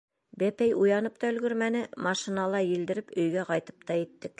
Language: Bashkir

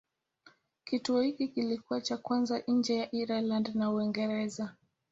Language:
Swahili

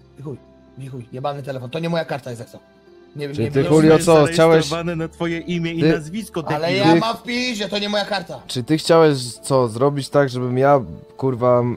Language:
Polish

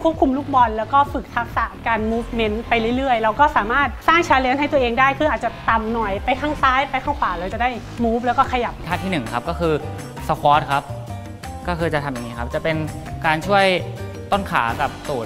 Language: Thai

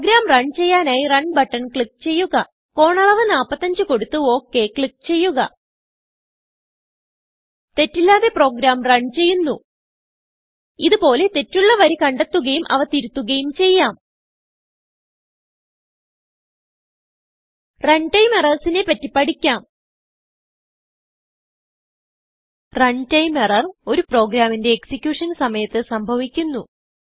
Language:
Malayalam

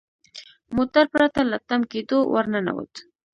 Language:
Pashto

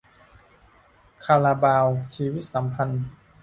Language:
Thai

